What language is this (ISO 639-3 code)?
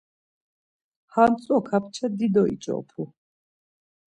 lzz